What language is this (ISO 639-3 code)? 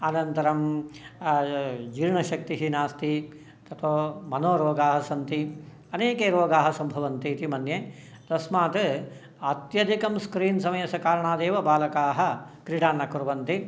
san